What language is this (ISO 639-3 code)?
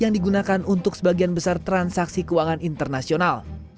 ind